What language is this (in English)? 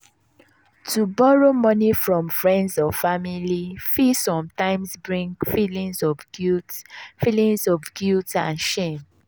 Nigerian Pidgin